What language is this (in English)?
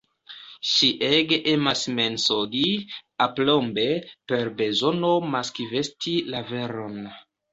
Esperanto